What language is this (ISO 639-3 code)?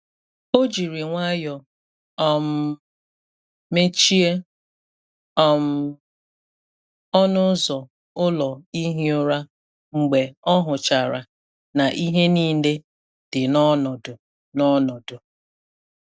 ibo